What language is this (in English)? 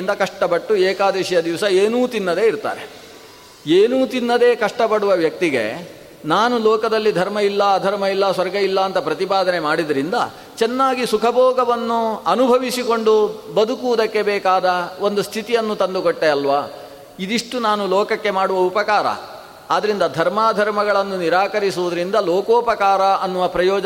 Kannada